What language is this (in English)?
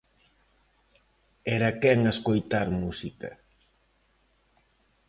Galician